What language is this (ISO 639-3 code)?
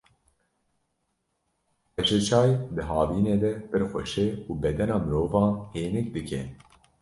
kur